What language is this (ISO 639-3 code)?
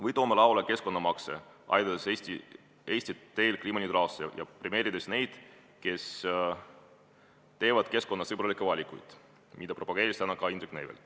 est